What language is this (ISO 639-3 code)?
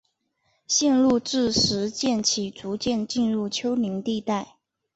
zho